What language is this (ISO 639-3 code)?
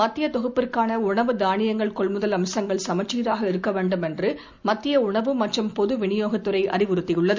tam